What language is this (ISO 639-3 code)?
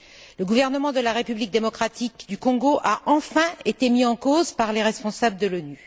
fra